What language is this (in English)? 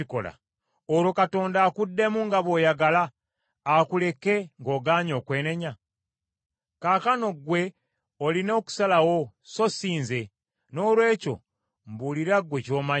Ganda